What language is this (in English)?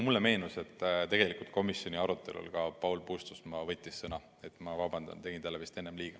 Estonian